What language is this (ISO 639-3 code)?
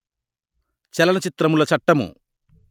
tel